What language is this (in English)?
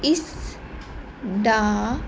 Punjabi